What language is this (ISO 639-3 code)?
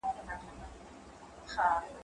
pus